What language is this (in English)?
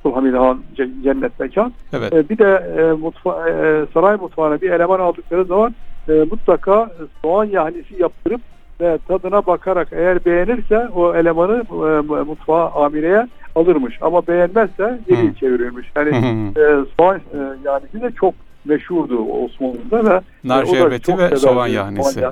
Turkish